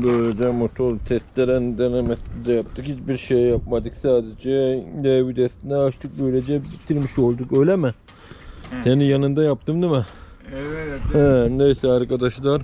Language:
Turkish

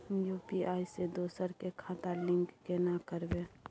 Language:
Maithili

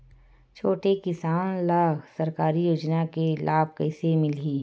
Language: Chhattisgarhi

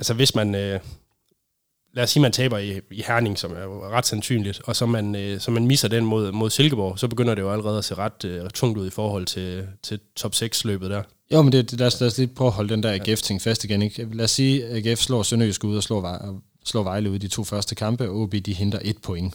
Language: Danish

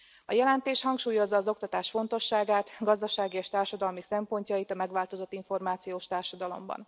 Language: Hungarian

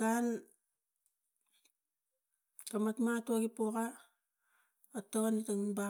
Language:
Tigak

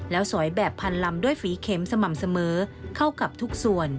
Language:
Thai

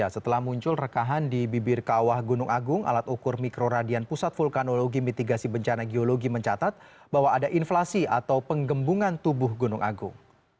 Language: Indonesian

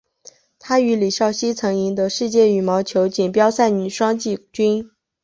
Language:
Chinese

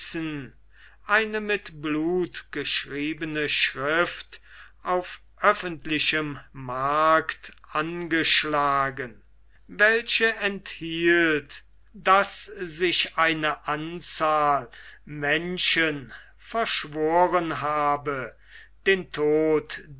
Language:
German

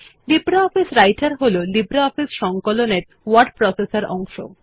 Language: Bangla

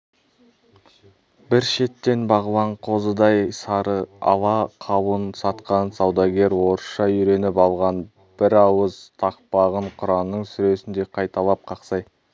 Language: Kazakh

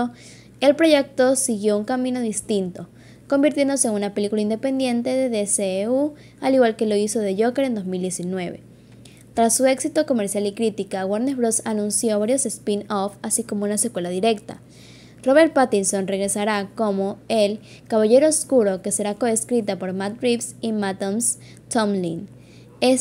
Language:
Spanish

